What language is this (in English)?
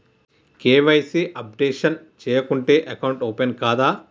Telugu